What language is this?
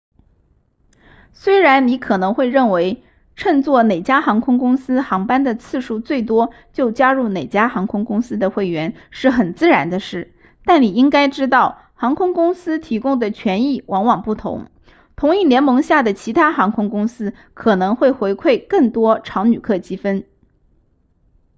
Chinese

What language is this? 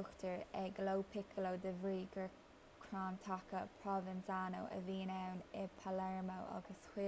Irish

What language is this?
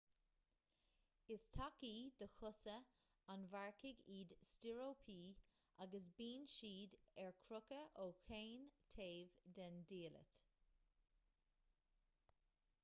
Irish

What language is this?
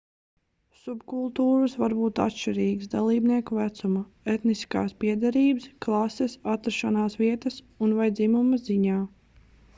Latvian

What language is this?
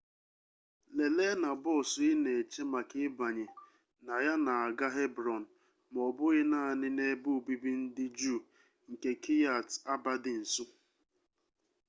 Igbo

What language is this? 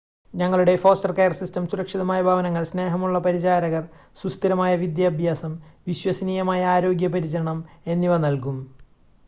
Malayalam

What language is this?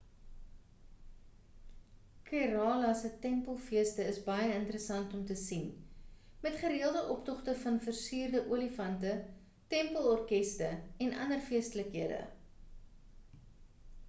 Afrikaans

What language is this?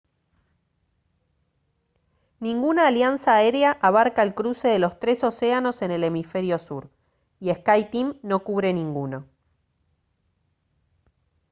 Spanish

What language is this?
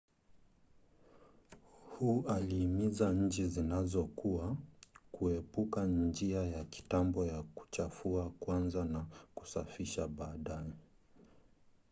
Swahili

